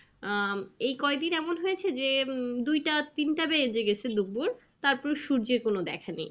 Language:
Bangla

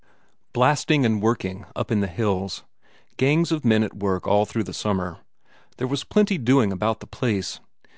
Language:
English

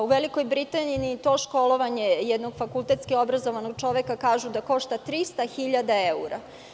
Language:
Serbian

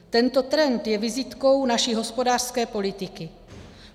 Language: Czech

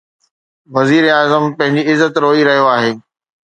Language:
Sindhi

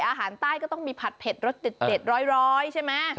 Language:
Thai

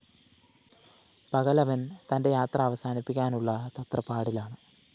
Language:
Malayalam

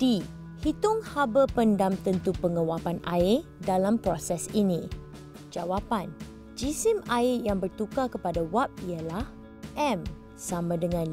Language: Malay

